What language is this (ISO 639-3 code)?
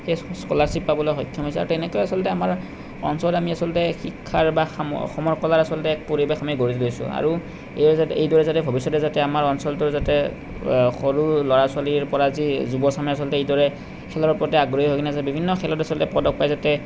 asm